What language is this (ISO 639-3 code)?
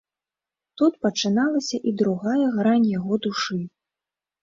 bel